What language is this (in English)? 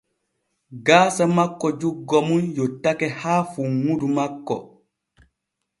Borgu Fulfulde